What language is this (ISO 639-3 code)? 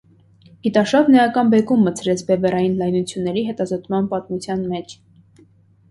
hye